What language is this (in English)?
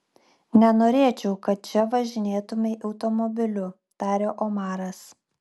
Lithuanian